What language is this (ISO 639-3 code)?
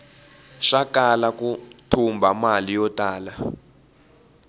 tso